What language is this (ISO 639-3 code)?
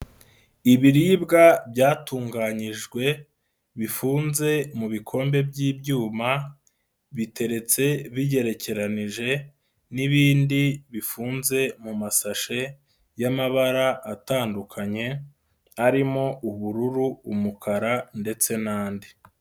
kin